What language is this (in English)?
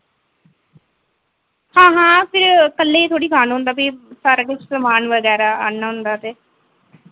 Dogri